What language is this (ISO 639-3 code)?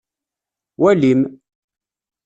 kab